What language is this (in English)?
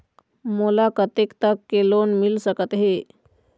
Chhattisgarhi